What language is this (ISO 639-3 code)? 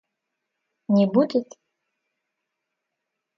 rus